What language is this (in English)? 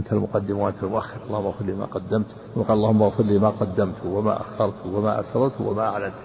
Arabic